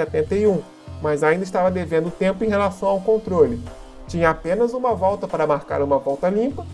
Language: Portuguese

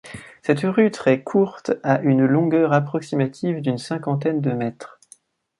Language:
French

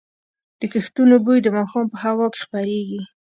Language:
Pashto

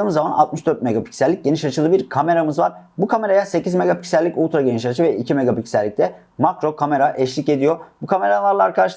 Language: Turkish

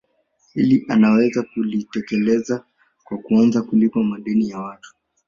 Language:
Swahili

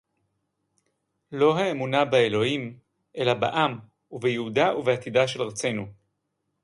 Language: Hebrew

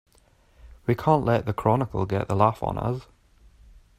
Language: English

